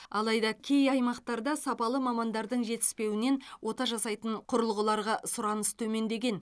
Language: Kazakh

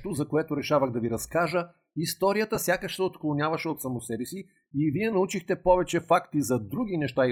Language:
Bulgarian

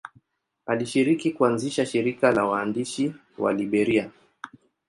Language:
Swahili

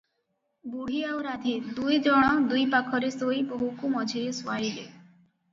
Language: Odia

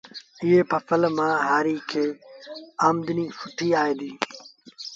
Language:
Sindhi Bhil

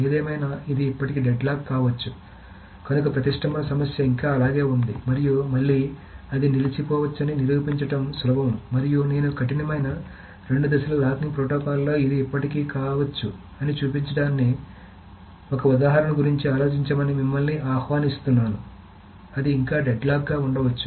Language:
Telugu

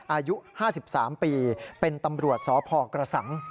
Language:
Thai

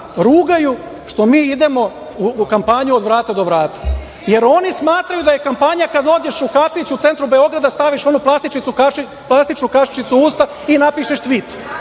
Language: Serbian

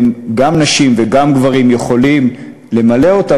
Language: Hebrew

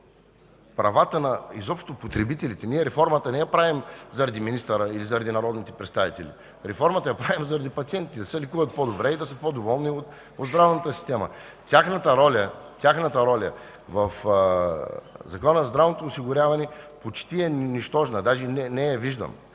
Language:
Bulgarian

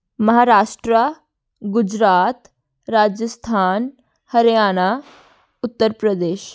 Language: Punjabi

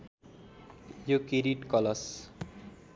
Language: Nepali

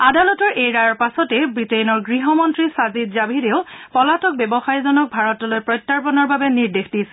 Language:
Assamese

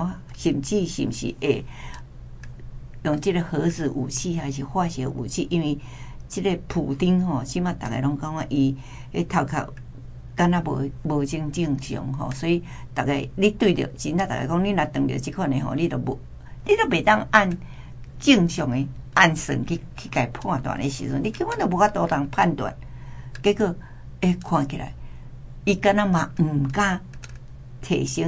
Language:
Chinese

